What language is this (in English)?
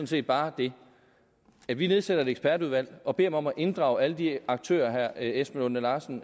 Danish